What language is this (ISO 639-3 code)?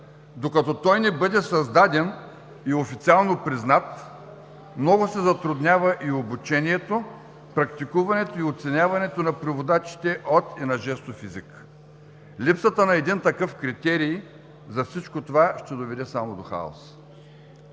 bul